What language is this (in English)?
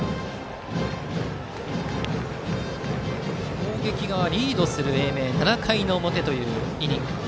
Japanese